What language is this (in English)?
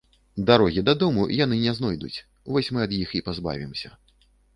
Belarusian